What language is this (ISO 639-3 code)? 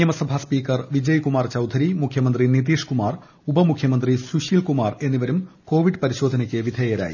mal